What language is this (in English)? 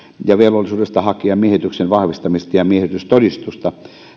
Finnish